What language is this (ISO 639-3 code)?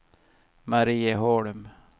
swe